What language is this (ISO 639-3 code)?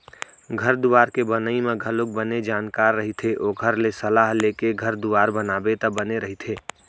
hne